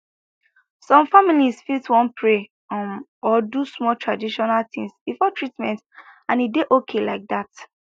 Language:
Nigerian Pidgin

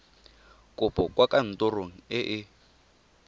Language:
Tswana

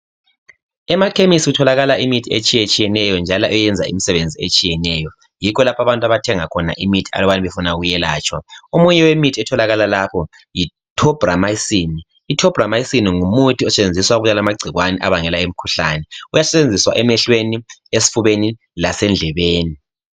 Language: North Ndebele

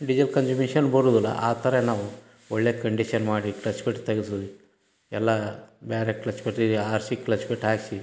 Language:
Kannada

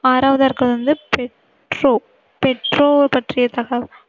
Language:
Tamil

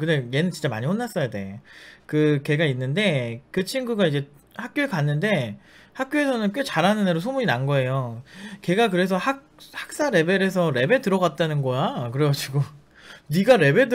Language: Korean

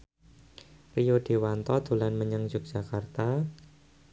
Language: Javanese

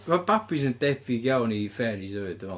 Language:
Welsh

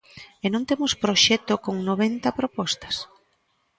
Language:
Galician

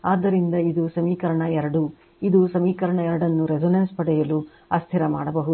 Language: Kannada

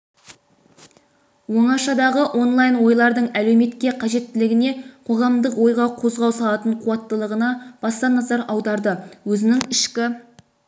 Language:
Kazakh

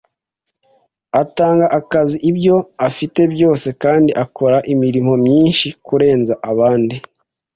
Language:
Kinyarwanda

